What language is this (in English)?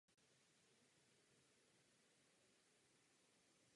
Czech